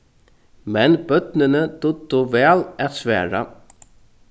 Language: Faroese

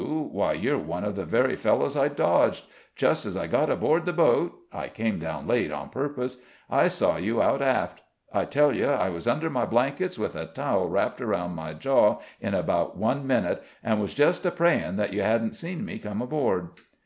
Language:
English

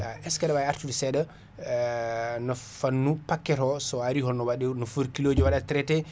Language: Fula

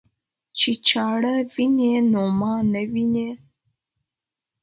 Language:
Pashto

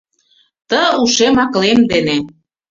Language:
Mari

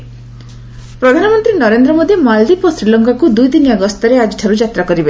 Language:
Odia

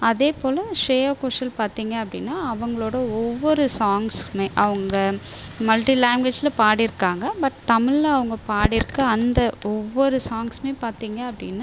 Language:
Tamil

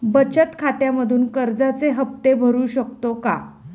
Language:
Marathi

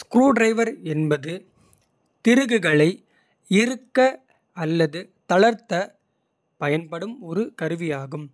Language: Kota (India)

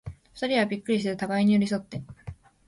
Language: Japanese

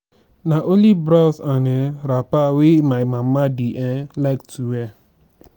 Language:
Nigerian Pidgin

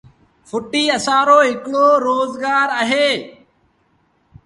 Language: Sindhi Bhil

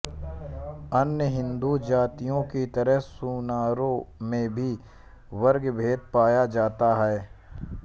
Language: Hindi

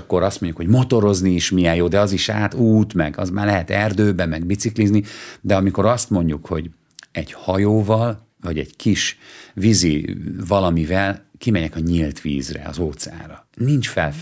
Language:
Hungarian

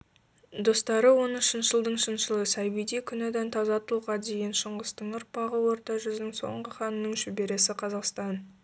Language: Kazakh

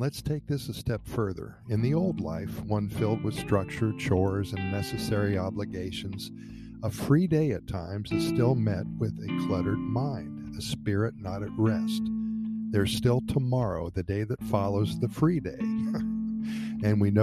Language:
English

